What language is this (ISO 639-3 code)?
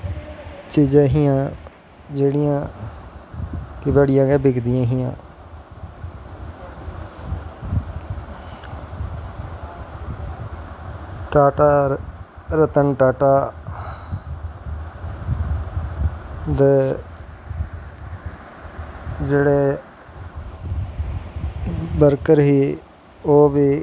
doi